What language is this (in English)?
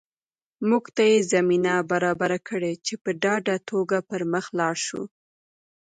Pashto